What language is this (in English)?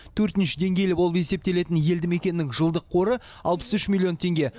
Kazakh